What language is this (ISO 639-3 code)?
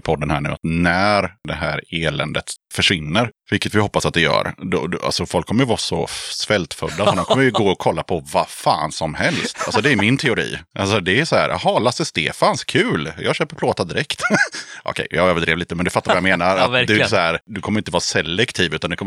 swe